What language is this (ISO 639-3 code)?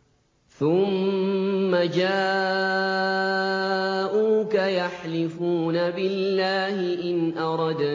ara